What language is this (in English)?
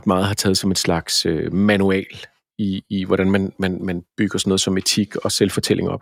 Danish